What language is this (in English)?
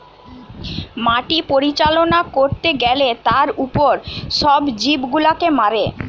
Bangla